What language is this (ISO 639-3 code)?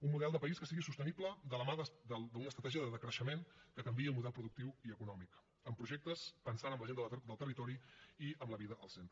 cat